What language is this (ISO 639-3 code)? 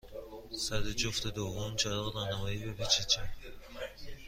fas